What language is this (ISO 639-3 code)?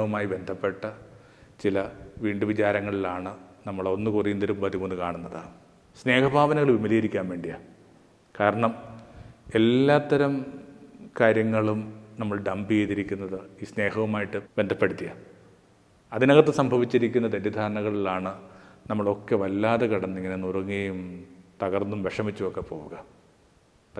mal